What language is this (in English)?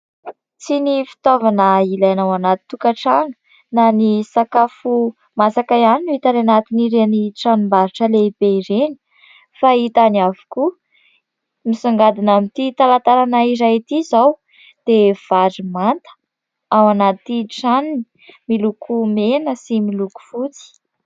Malagasy